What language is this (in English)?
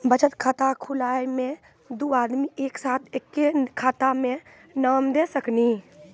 Maithili